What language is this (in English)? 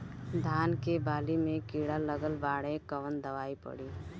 Bhojpuri